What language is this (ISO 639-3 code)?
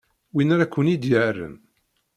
kab